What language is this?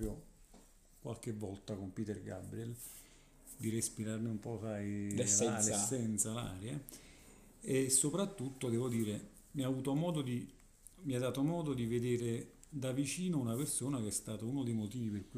Italian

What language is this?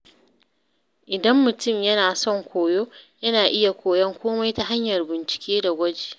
Hausa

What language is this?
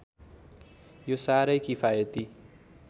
Nepali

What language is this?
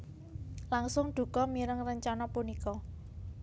Javanese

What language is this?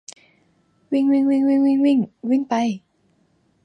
Thai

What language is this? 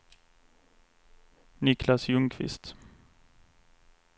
Swedish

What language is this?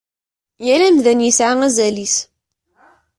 Kabyle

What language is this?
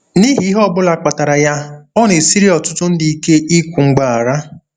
Igbo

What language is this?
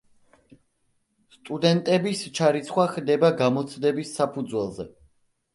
Georgian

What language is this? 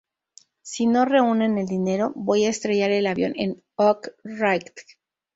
Spanish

